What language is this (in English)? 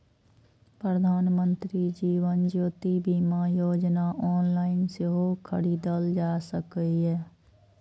Maithili